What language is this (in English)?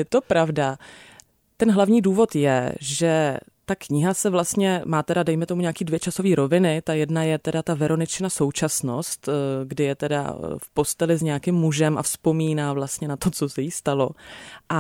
Czech